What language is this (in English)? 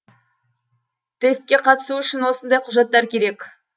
Kazakh